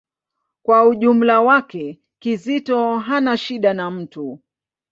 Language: Swahili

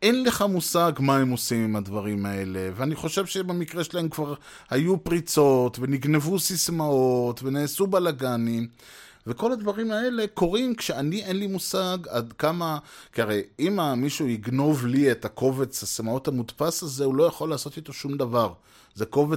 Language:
Hebrew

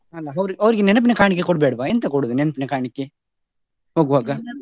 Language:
Kannada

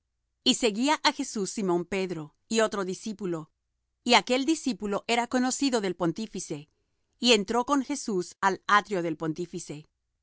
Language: Spanish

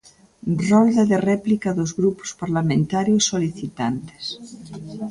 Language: Galician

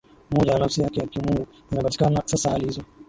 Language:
Swahili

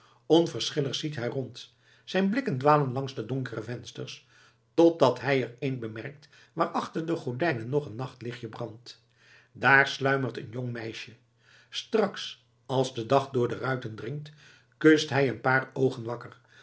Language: Dutch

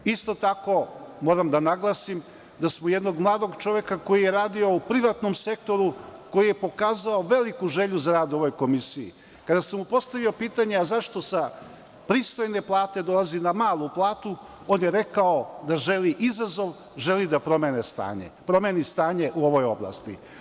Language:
Serbian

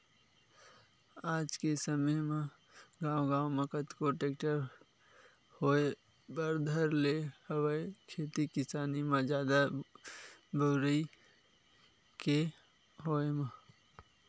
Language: Chhattisgarhi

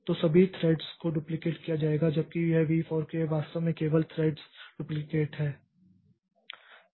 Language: Hindi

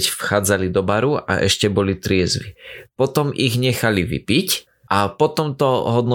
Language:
Slovak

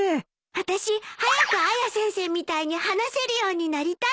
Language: Japanese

